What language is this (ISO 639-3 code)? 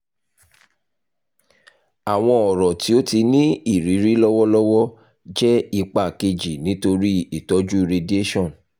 yor